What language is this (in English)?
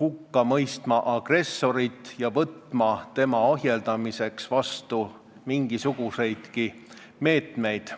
Estonian